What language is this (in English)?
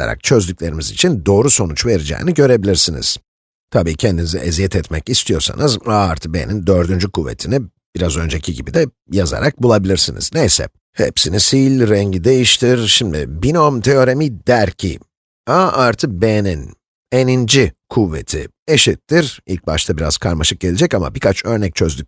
Turkish